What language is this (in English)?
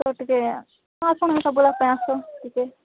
Odia